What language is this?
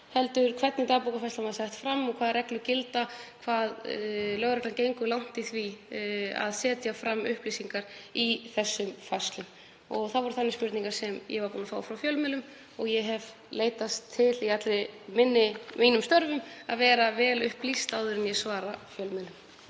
Icelandic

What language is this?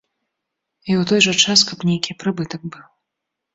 Belarusian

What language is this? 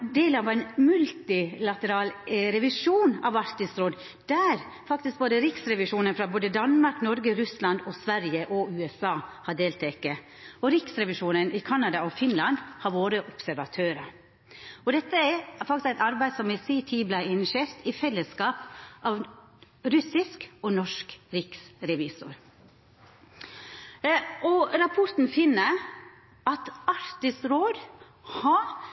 Norwegian Nynorsk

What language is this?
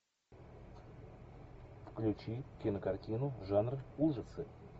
Russian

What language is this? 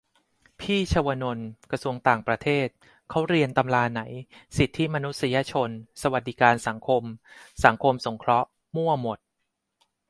Thai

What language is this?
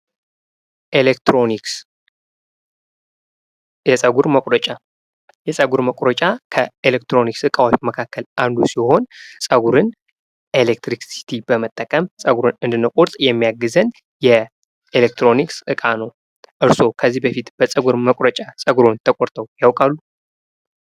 Amharic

